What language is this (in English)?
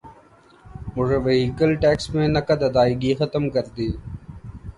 Urdu